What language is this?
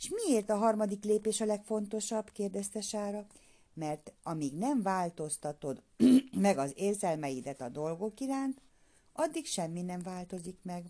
Hungarian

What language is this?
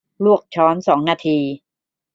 Thai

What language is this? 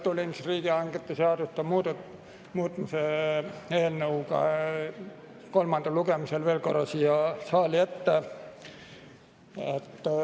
Estonian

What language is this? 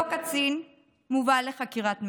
Hebrew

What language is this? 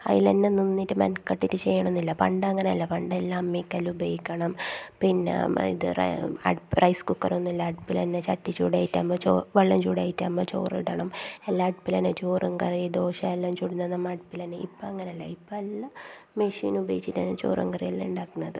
Malayalam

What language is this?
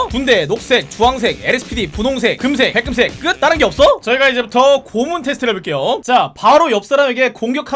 Korean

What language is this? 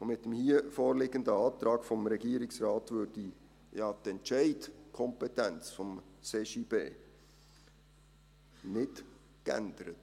Swiss German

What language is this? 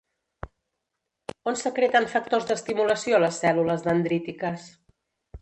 Catalan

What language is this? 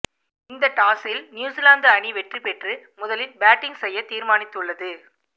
Tamil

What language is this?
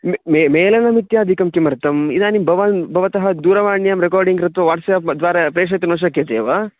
Sanskrit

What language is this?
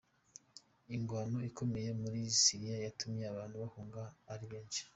Kinyarwanda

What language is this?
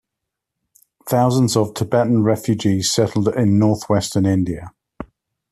English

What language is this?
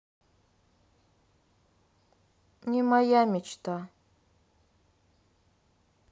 Russian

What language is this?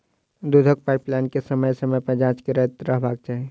Maithili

